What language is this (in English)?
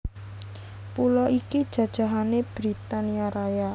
Javanese